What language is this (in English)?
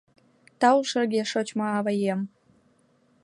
Mari